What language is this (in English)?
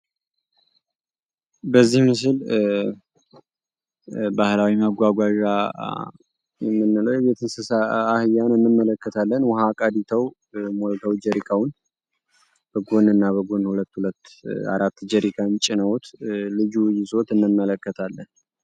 Amharic